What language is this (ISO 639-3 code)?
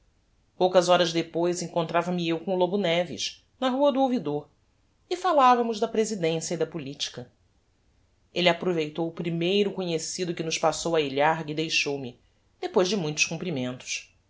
por